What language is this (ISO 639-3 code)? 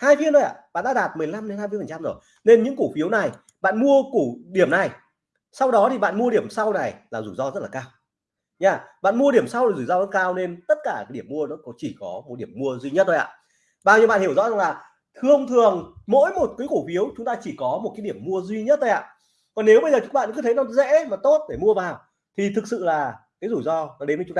vie